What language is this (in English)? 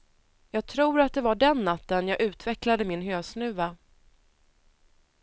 Swedish